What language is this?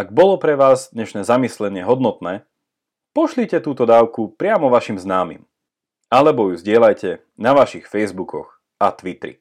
Slovak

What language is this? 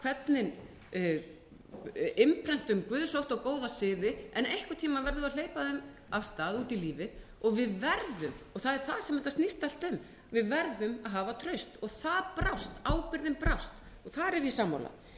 Icelandic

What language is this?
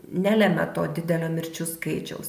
Lithuanian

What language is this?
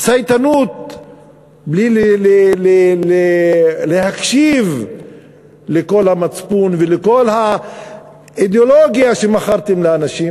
Hebrew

